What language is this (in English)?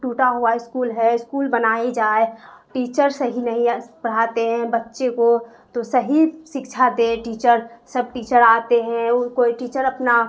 Urdu